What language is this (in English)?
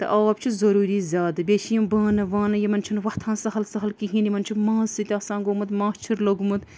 Kashmiri